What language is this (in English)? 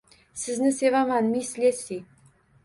Uzbek